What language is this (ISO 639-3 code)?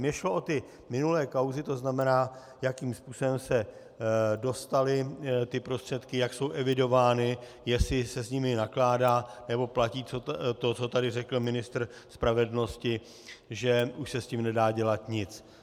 ces